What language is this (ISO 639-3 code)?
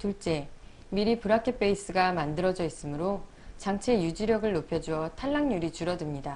kor